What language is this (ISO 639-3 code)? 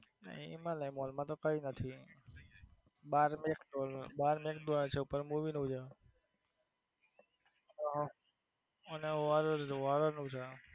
guj